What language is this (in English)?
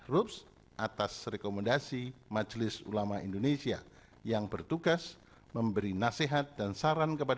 Indonesian